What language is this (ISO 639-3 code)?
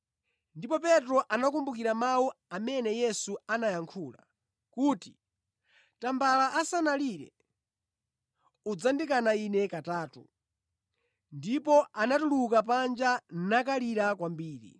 nya